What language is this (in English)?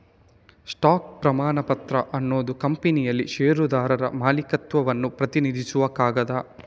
Kannada